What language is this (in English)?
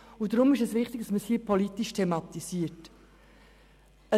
Swiss German